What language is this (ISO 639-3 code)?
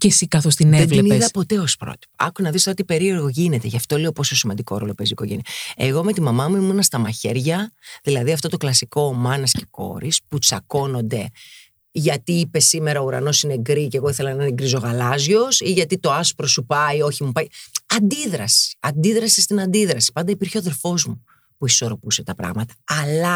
ell